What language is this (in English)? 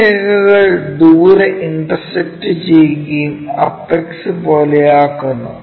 Malayalam